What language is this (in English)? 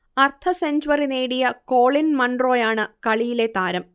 Malayalam